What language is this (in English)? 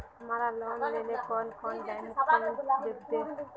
Magahi